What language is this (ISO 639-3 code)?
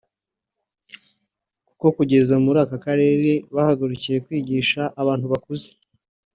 kin